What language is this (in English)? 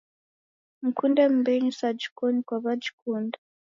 Taita